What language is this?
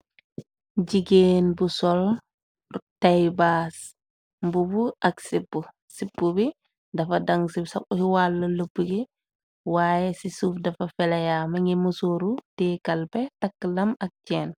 Wolof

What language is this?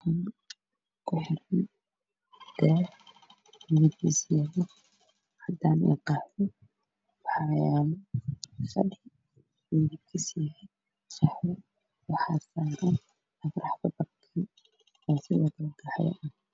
Somali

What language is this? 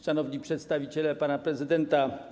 Polish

